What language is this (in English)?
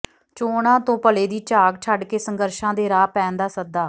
Punjabi